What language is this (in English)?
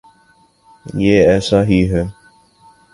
Urdu